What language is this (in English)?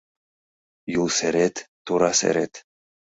Mari